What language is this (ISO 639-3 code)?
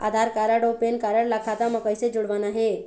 hne